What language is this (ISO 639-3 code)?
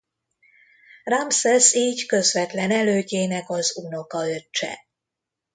hun